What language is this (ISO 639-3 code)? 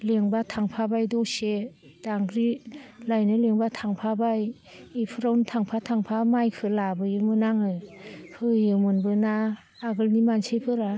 brx